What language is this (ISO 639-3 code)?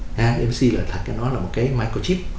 vie